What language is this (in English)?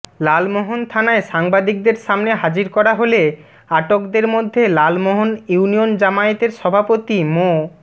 Bangla